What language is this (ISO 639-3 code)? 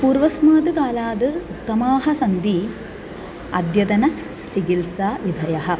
san